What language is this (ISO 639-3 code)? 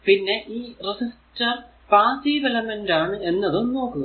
mal